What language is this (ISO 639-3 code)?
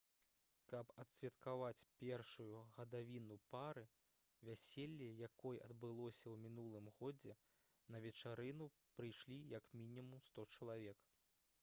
bel